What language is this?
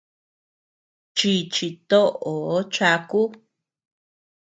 Tepeuxila Cuicatec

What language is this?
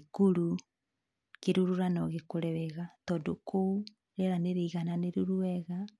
Kikuyu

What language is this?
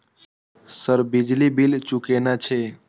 Maithili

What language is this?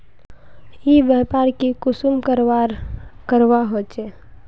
Magahi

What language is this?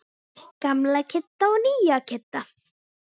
Icelandic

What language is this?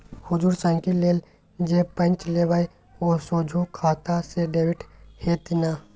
Maithili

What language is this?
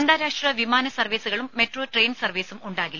Malayalam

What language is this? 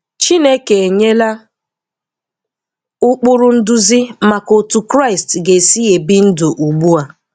Igbo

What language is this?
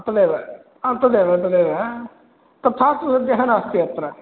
Sanskrit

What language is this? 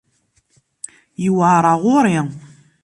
Kabyle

